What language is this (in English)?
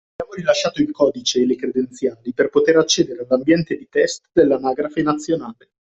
Italian